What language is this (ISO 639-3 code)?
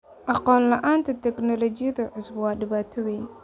som